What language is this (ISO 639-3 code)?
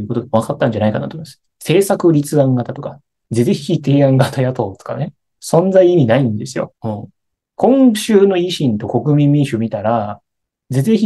jpn